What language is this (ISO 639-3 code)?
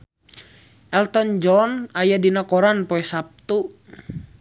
sun